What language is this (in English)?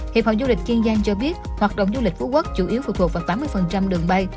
Vietnamese